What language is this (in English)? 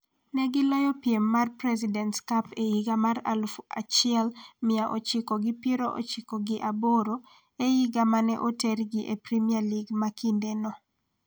Luo (Kenya and Tanzania)